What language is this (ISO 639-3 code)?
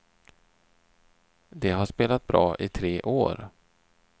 swe